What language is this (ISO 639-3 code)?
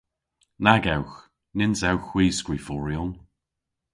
cor